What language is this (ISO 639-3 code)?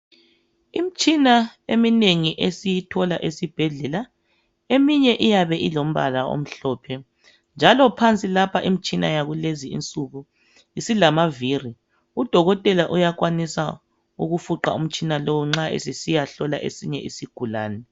nde